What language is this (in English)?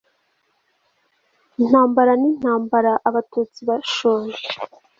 Kinyarwanda